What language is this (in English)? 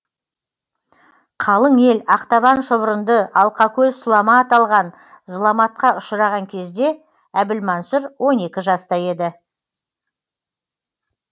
Kazakh